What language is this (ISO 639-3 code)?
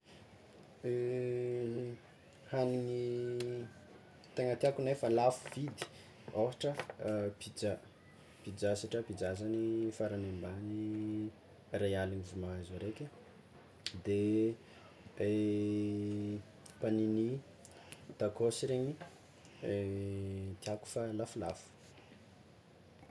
xmw